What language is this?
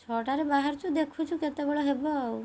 Odia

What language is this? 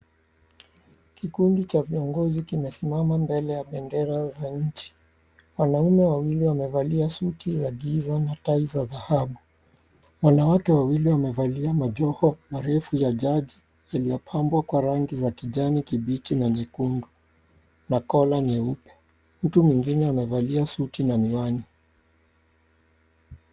Swahili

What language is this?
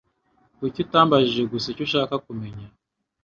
Kinyarwanda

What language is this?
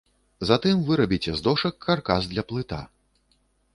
Belarusian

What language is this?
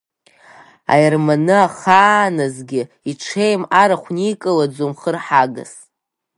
Abkhazian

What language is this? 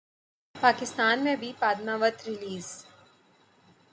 Urdu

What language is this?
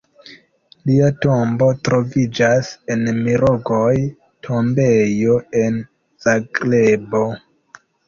Esperanto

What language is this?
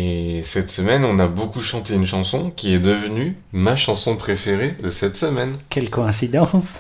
French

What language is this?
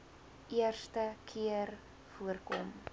Afrikaans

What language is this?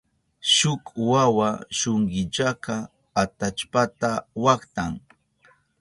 Southern Pastaza Quechua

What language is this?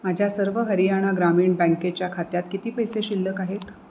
Marathi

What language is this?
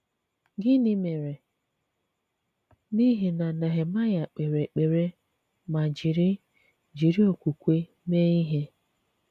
Igbo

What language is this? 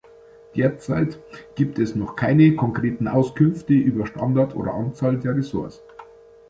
German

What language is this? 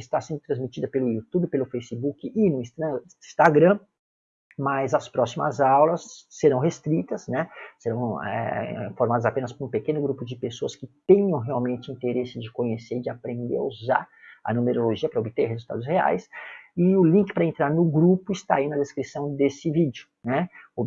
Portuguese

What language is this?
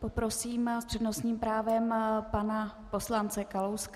Czech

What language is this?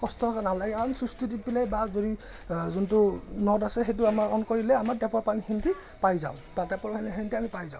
Assamese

